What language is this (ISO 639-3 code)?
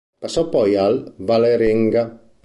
ita